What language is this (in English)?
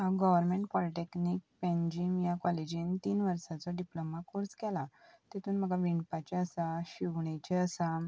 Konkani